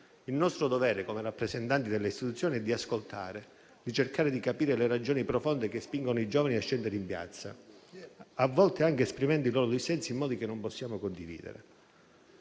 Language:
Italian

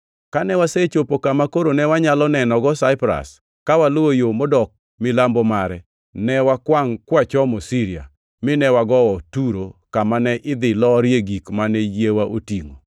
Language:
Luo (Kenya and Tanzania)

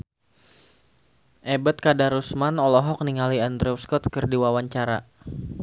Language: Sundanese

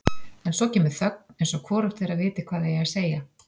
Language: Icelandic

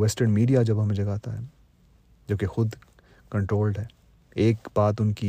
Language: Urdu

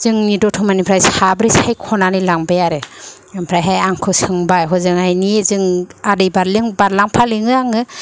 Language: Bodo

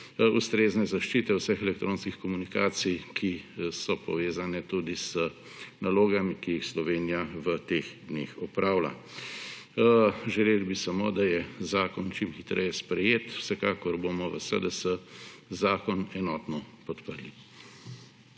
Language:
Slovenian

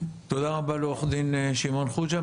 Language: Hebrew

